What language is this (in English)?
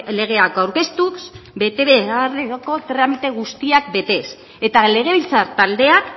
Basque